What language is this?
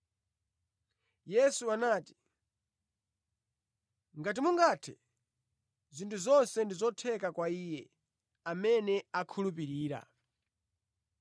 Nyanja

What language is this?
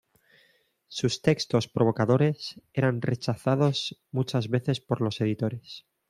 Spanish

